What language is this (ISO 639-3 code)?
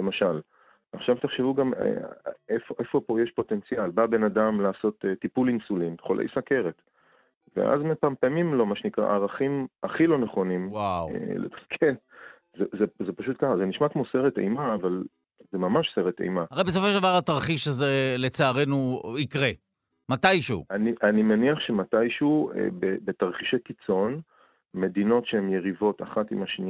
heb